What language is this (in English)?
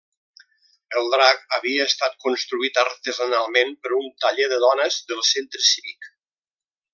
Catalan